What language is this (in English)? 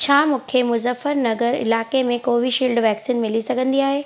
Sindhi